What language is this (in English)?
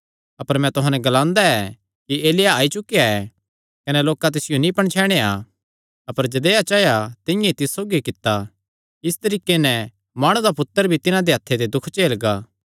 Kangri